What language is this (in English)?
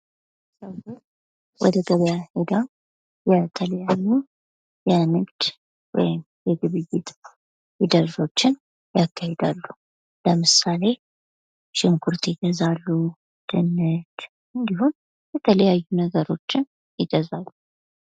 Amharic